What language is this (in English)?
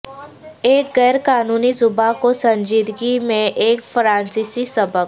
Urdu